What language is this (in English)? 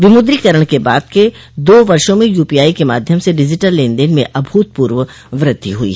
Hindi